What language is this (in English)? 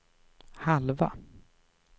Swedish